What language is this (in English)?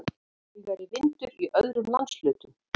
Icelandic